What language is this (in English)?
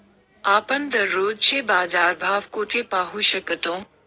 Marathi